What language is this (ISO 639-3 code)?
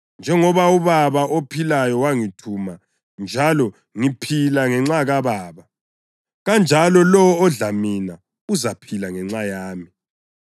nde